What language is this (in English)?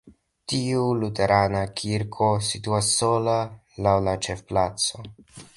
Esperanto